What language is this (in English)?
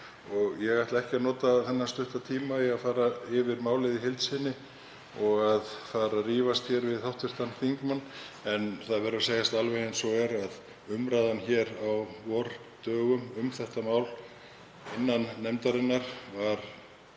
Icelandic